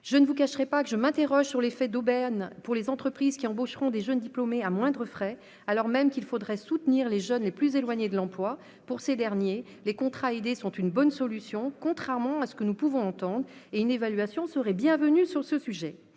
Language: French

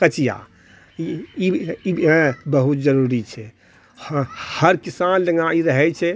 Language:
Maithili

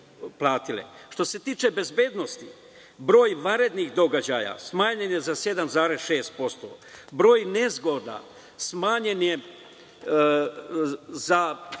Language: Serbian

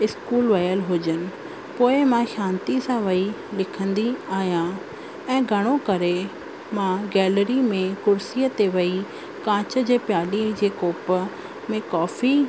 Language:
Sindhi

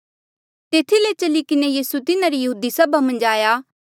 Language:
Mandeali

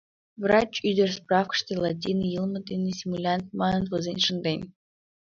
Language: Mari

